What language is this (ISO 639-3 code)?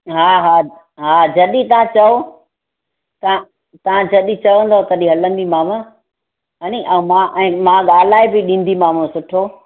snd